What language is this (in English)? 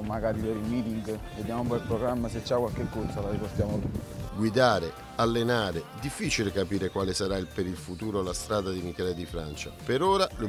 Italian